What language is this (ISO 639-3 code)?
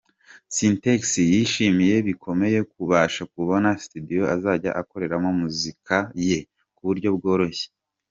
kin